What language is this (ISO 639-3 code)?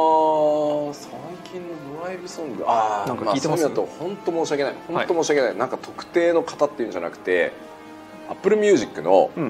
jpn